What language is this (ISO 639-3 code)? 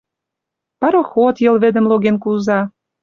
mrj